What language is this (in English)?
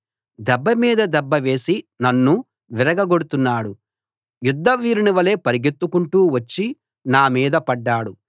Telugu